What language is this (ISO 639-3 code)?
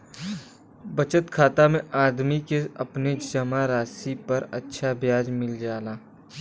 bho